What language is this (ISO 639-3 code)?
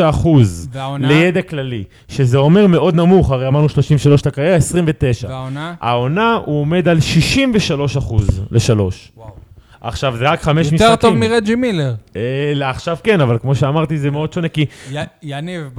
heb